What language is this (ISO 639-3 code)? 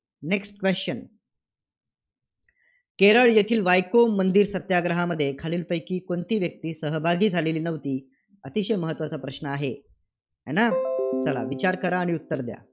mar